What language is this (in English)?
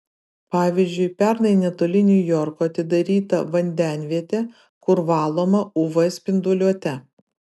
Lithuanian